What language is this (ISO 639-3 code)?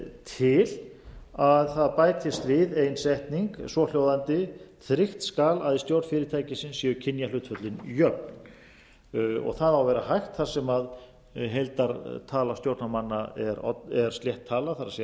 isl